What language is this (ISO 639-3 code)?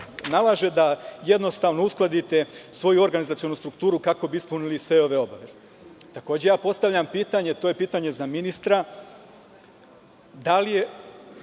srp